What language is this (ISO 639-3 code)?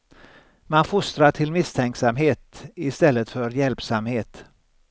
swe